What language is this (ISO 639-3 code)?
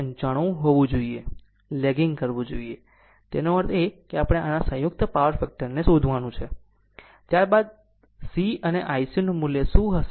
guj